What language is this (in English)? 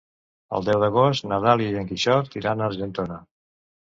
Catalan